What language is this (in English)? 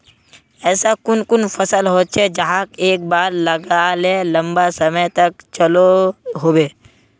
Magahi